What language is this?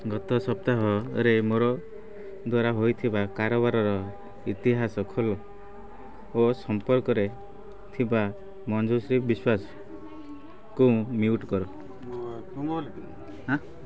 Odia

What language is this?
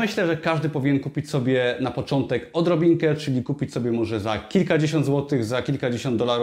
Polish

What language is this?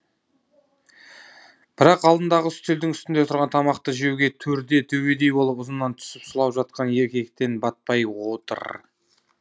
Kazakh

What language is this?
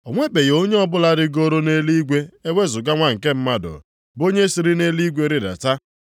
Igbo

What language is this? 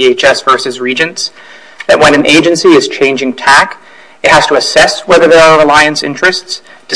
English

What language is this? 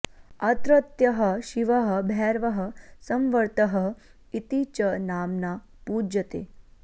Sanskrit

